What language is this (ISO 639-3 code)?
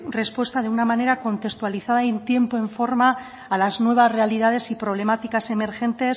spa